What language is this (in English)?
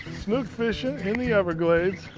English